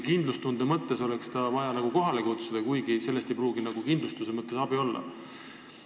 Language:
Estonian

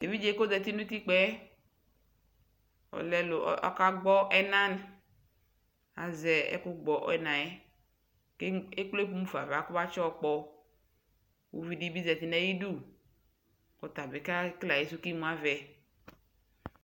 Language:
Ikposo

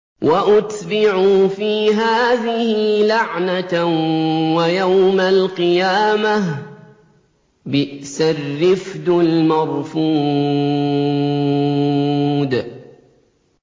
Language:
Arabic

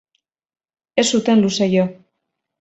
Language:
Basque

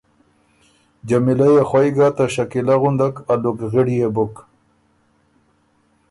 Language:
Ormuri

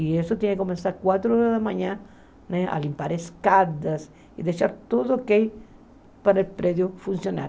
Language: Portuguese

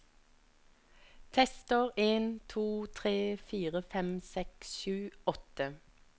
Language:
Norwegian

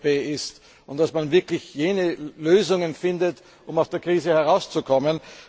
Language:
German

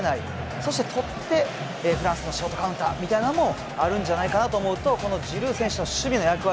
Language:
Japanese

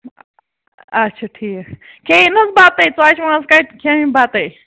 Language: Kashmiri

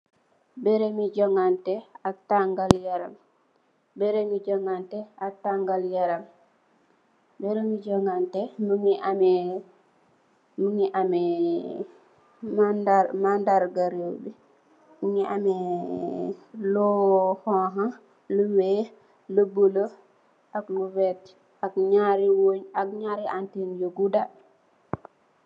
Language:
Wolof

